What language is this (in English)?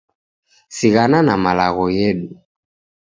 Taita